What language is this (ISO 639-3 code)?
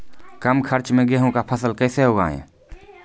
mai